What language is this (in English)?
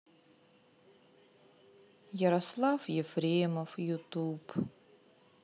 Russian